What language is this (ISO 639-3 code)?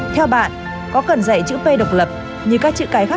vie